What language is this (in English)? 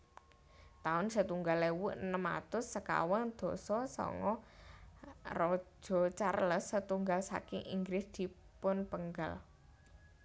Javanese